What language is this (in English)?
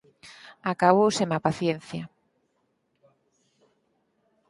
Galician